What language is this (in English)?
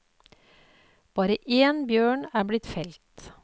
Norwegian